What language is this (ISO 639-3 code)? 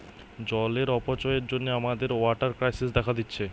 ben